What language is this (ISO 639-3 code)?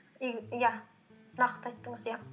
kaz